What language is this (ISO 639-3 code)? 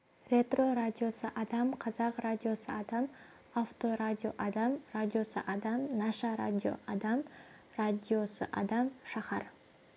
kaz